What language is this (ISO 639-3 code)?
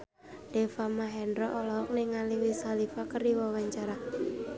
sun